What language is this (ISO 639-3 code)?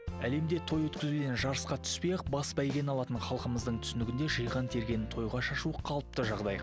kaz